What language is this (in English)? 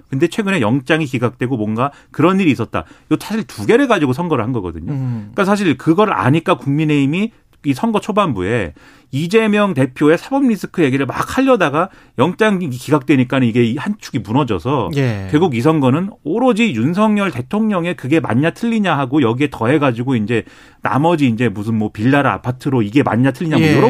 Korean